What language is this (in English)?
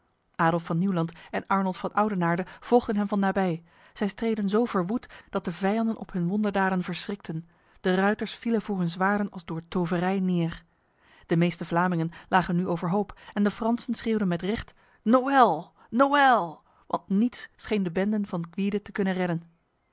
Dutch